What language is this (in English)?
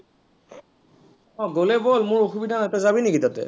Assamese